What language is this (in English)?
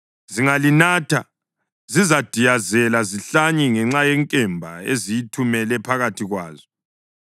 North Ndebele